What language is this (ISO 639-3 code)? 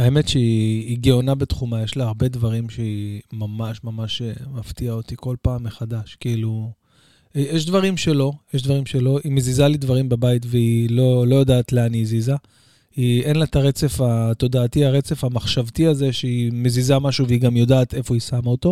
heb